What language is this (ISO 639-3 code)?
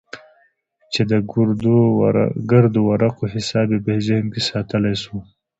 pus